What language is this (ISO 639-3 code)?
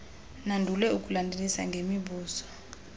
xho